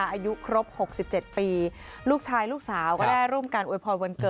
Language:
Thai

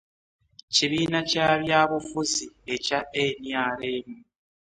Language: Ganda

